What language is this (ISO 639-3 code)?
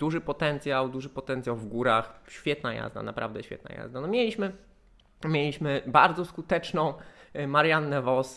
pol